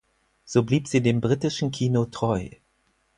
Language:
German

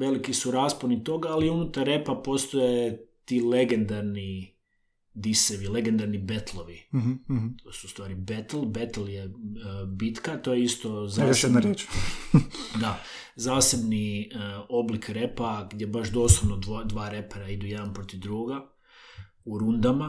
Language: Croatian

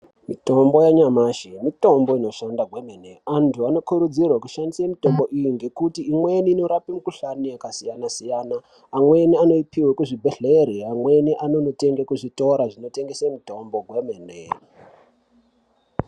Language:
Ndau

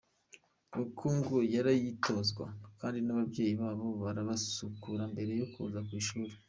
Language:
Kinyarwanda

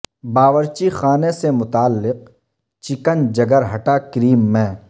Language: Urdu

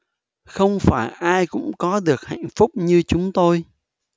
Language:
Vietnamese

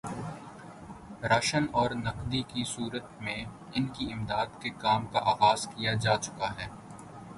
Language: Urdu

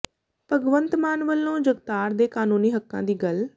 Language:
Punjabi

